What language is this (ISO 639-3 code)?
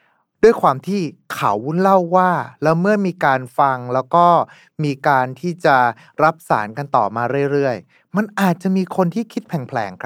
tha